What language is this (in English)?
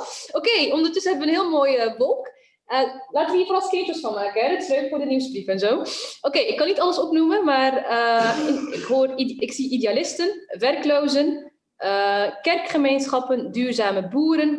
Dutch